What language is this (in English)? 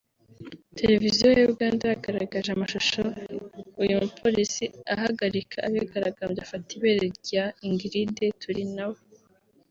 Kinyarwanda